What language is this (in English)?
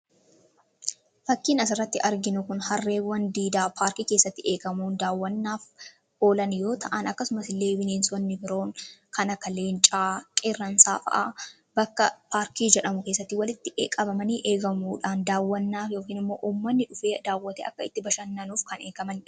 Oromo